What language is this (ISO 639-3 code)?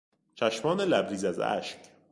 fas